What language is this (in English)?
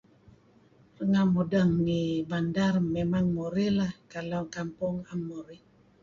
Kelabit